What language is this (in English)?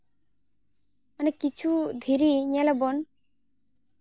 Santali